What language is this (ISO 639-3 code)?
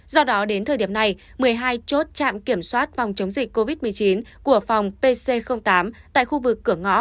vie